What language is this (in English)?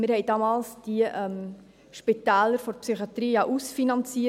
Swiss German